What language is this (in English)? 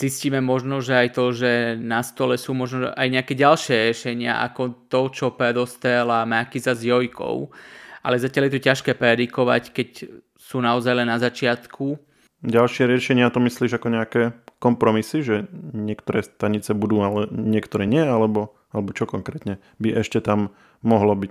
Slovak